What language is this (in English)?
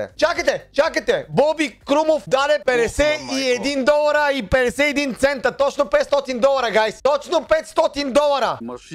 Bulgarian